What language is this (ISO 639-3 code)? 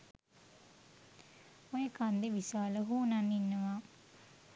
sin